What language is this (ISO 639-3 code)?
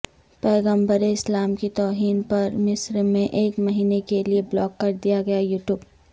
urd